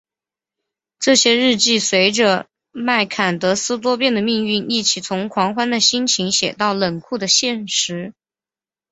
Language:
Chinese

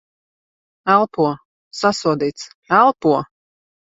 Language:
Latvian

